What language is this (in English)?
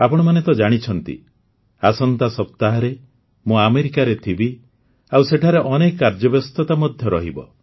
Odia